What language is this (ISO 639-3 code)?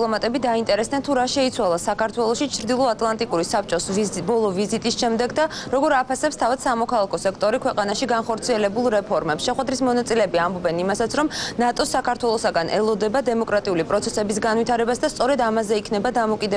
ron